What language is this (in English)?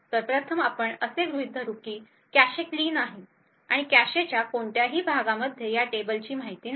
Marathi